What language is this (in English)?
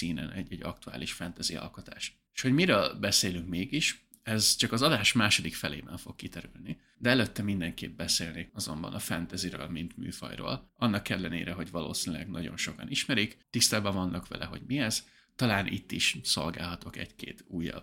Hungarian